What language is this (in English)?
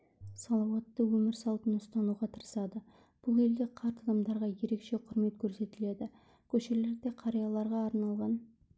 Kazakh